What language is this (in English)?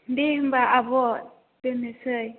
Bodo